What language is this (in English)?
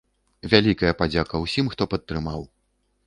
Belarusian